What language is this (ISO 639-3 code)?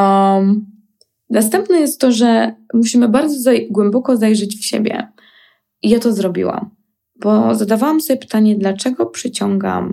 pol